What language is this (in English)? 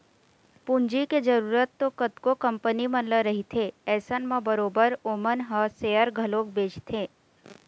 Chhattisgarhi